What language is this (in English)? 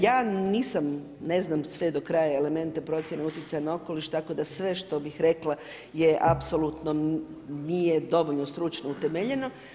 Croatian